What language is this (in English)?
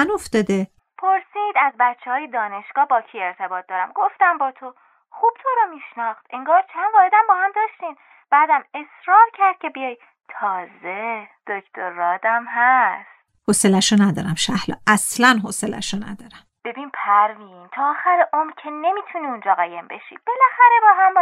Persian